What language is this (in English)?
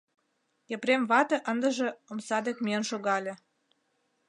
Mari